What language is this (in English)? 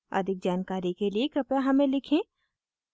Hindi